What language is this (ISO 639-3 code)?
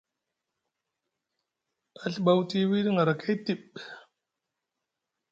mug